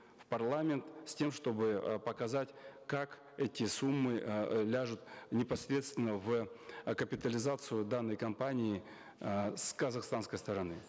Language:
Kazakh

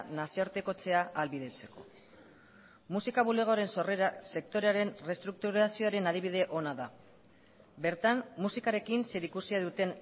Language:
Basque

